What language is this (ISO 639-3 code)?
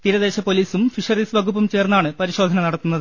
mal